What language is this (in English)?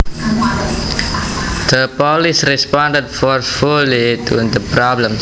Javanese